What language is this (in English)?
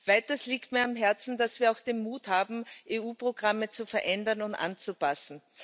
German